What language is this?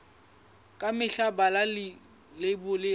Southern Sotho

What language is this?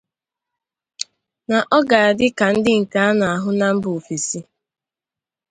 Igbo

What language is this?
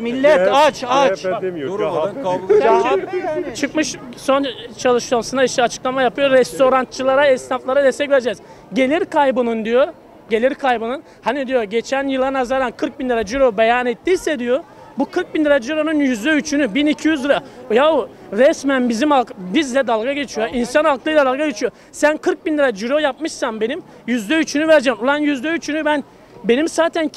Turkish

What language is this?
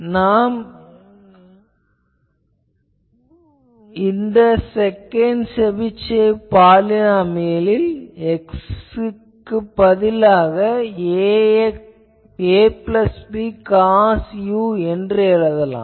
Tamil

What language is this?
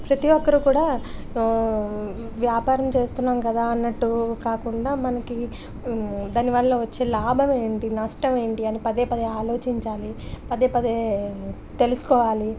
Telugu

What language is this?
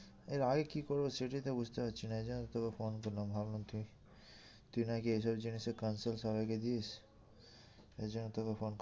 Bangla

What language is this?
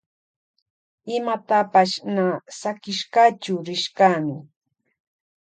Loja Highland Quichua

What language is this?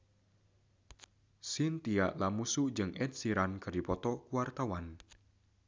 Sundanese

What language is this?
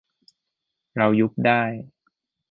Thai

